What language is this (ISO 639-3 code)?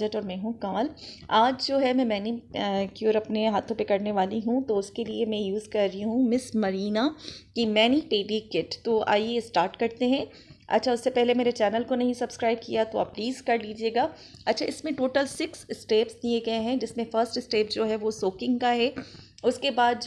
urd